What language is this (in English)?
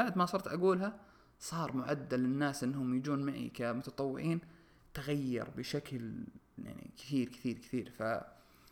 Arabic